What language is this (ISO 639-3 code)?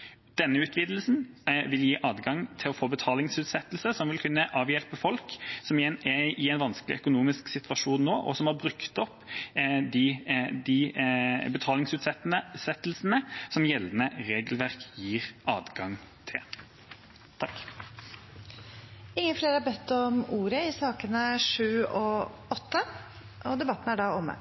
nob